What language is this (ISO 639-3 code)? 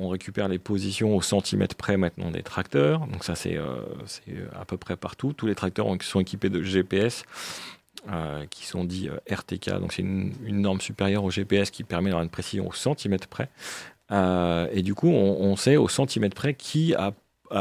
fra